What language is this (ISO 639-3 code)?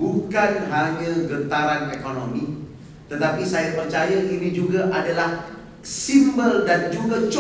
msa